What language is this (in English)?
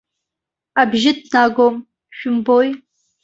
Abkhazian